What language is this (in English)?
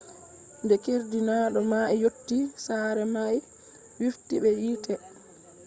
Fula